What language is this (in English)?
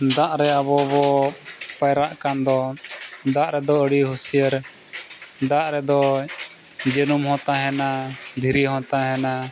Santali